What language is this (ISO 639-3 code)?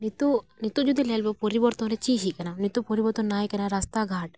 sat